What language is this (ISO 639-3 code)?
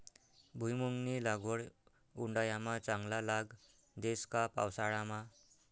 mar